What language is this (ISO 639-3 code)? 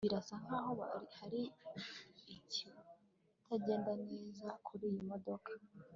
kin